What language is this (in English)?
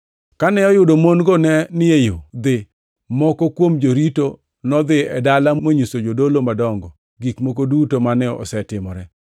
Luo (Kenya and Tanzania)